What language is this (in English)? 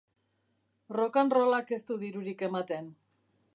Basque